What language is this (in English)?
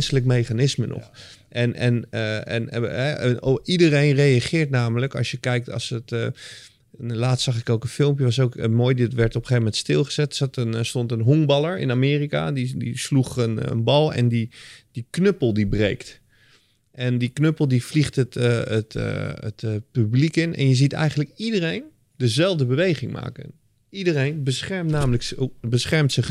Dutch